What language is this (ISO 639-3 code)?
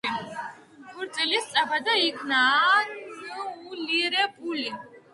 kat